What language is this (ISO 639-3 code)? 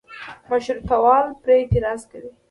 pus